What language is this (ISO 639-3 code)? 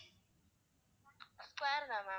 tam